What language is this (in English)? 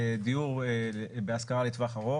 Hebrew